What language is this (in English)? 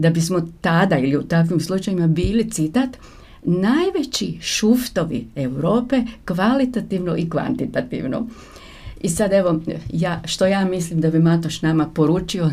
Croatian